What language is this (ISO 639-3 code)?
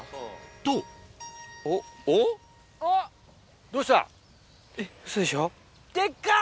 jpn